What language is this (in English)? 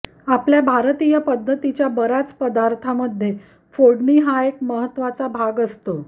Marathi